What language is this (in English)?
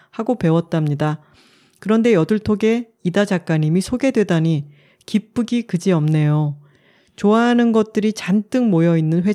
Korean